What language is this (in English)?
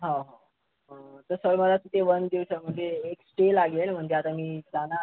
Marathi